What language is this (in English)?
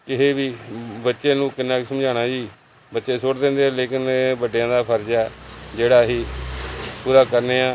Punjabi